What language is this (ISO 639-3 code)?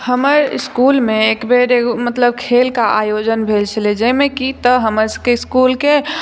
mai